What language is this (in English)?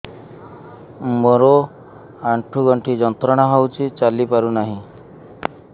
Odia